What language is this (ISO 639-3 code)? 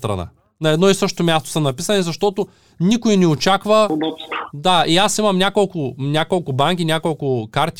bul